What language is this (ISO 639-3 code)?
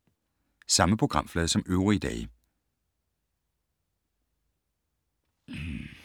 dan